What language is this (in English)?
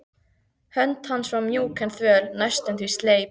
Icelandic